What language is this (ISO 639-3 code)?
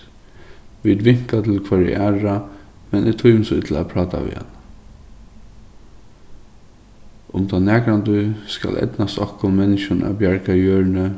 fao